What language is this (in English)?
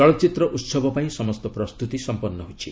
Odia